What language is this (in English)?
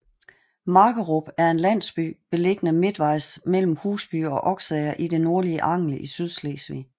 Danish